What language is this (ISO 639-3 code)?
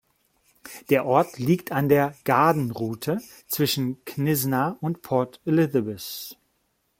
deu